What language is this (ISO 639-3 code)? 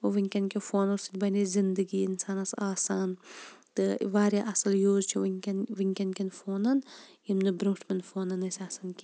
kas